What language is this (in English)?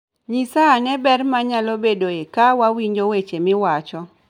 Luo (Kenya and Tanzania)